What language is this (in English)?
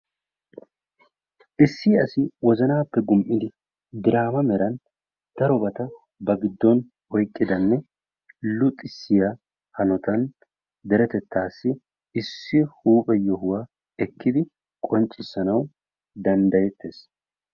Wolaytta